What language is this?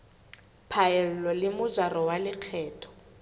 Southern Sotho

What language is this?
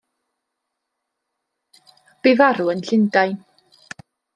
Welsh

